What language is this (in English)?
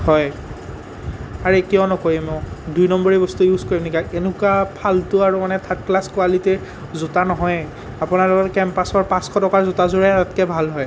Assamese